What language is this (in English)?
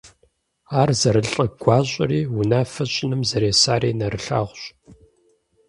Kabardian